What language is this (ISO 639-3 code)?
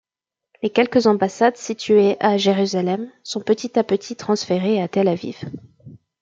fra